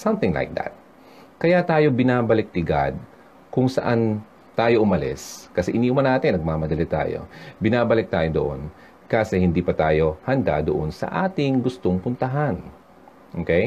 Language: Filipino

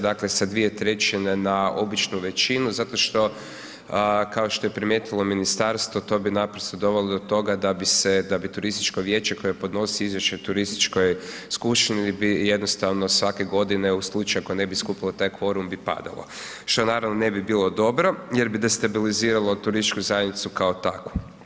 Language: Croatian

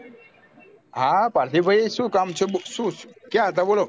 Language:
Gujarati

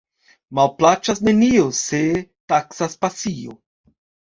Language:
Esperanto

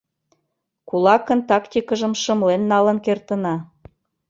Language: Mari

